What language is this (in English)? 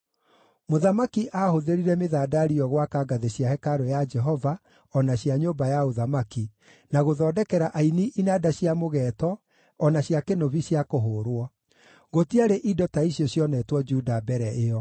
Kikuyu